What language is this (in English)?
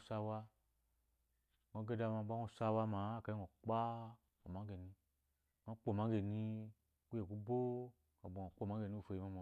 Eloyi